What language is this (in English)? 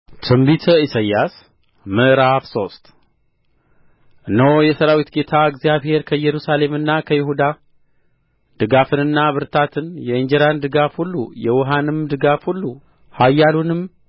Amharic